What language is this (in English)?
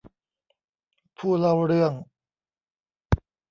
Thai